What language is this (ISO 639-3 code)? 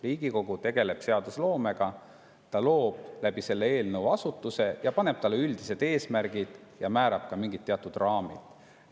est